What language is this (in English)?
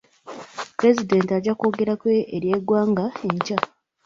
Ganda